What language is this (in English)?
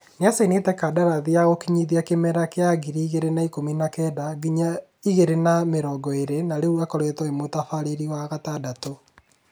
Kikuyu